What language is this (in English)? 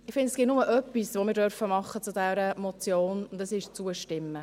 Swiss German